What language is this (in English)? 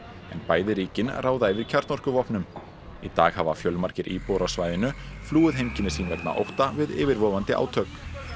Icelandic